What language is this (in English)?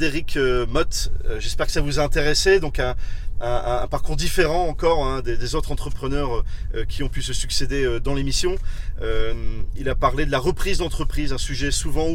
French